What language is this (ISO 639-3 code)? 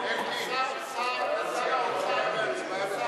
heb